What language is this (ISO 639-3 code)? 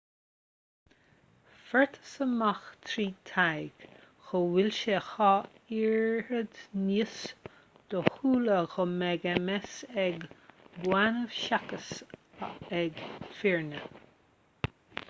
gle